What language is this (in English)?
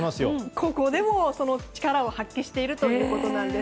Japanese